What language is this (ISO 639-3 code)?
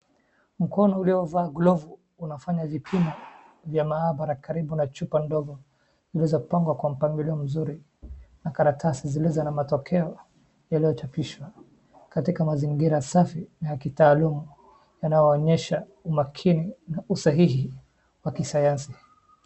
swa